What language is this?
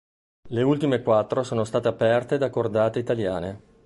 Italian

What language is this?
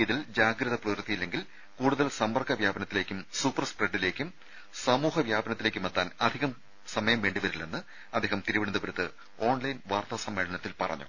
Malayalam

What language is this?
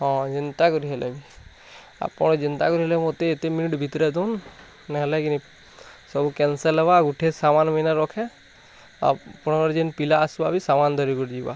Odia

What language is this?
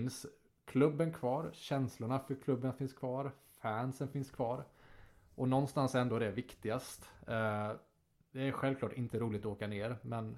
Swedish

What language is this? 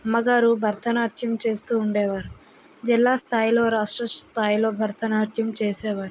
Telugu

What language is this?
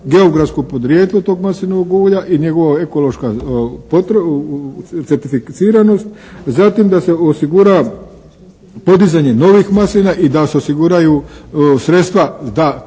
Croatian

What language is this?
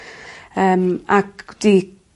Welsh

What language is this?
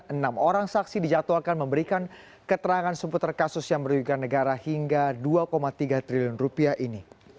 Indonesian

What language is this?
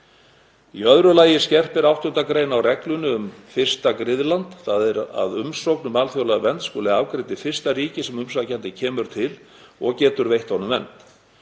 Icelandic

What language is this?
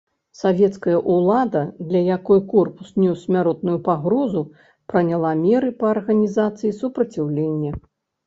Belarusian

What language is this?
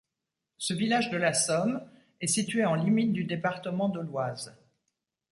French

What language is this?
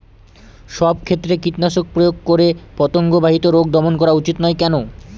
Bangla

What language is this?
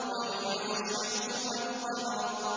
Arabic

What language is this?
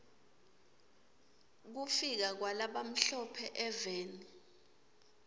Swati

